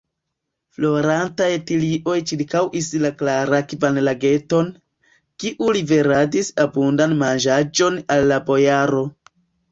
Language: Esperanto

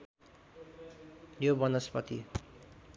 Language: Nepali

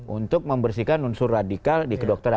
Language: Indonesian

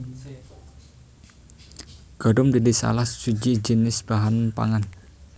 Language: Javanese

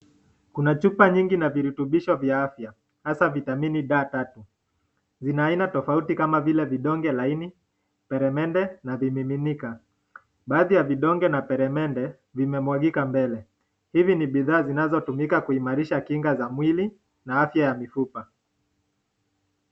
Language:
Swahili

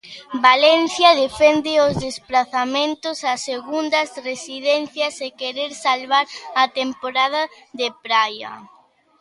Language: Galician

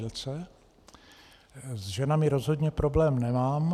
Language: Czech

